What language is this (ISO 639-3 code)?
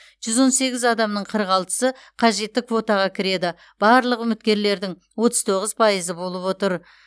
kaz